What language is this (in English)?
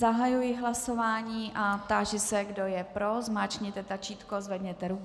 Czech